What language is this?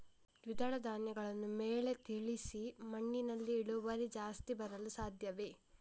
Kannada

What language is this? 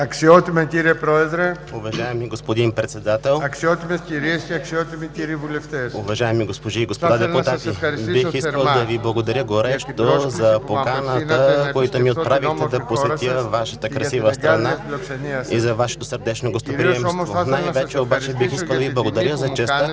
Bulgarian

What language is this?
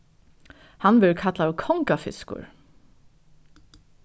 Faroese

